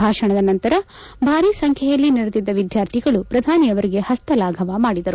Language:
Kannada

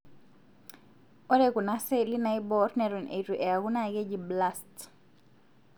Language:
Masai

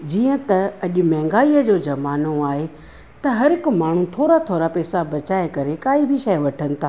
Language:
Sindhi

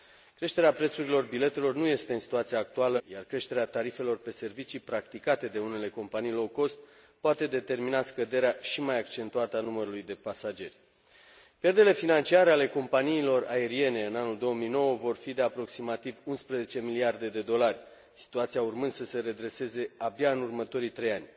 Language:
Romanian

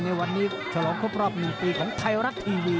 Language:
Thai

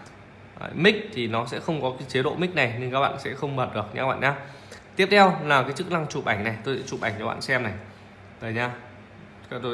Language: Vietnamese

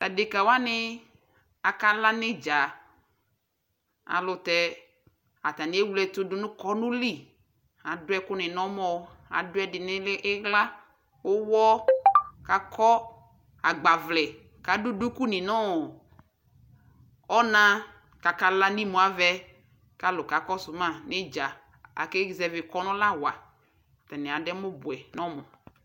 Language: Ikposo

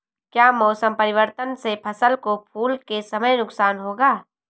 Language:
Hindi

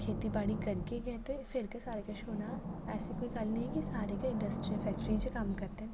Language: Dogri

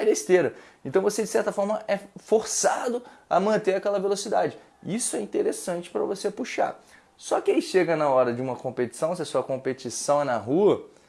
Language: Portuguese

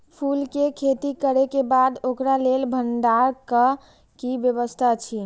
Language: Maithili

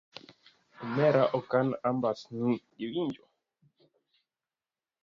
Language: Luo (Kenya and Tanzania)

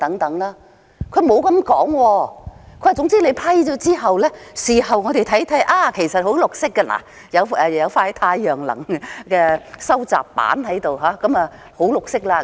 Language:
Cantonese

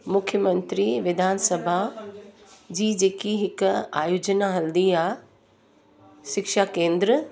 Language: Sindhi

